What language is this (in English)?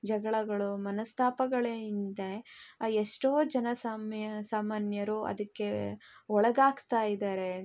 Kannada